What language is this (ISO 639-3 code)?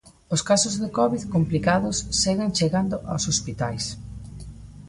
glg